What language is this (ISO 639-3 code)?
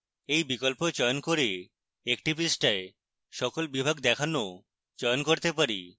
ben